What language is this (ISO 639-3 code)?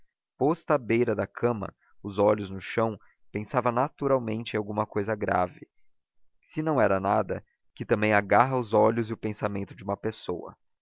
por